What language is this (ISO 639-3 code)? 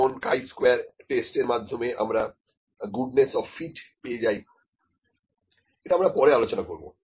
ben